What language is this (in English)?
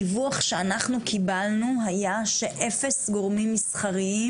Hebrew